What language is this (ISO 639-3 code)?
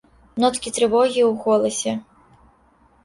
bel